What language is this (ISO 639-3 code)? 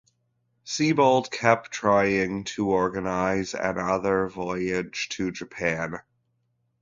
eng